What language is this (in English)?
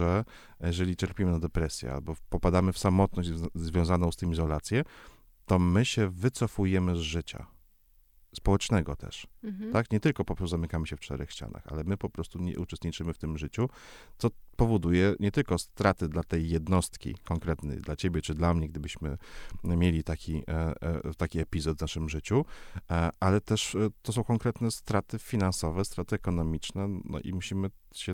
Polish